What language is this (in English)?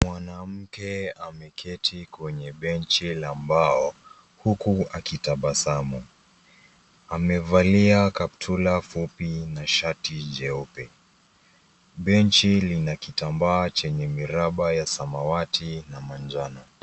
Swahili